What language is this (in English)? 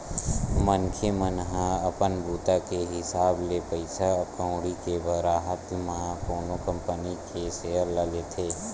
Chhattisgarhi